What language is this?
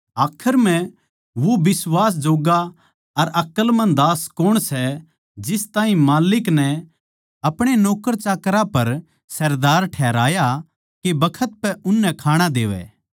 Haryanvi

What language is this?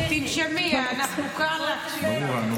Hebrew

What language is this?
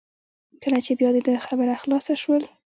Pashto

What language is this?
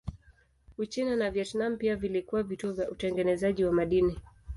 Swahili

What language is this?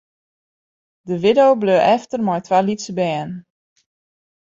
Western Frisian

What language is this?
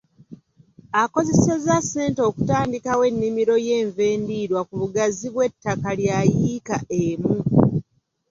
Ganda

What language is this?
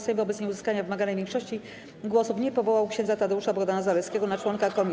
Polish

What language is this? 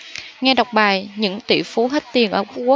Vietnamese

